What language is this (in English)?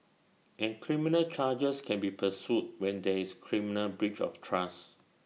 English